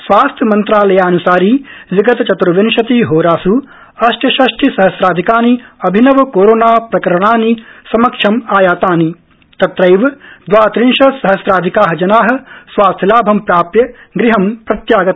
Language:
Sanskrit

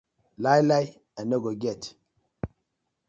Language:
Nigerian Pidgin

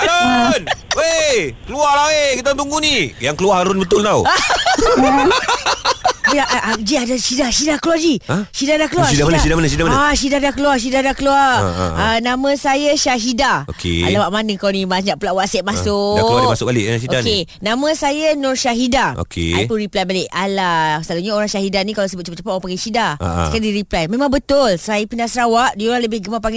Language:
Malay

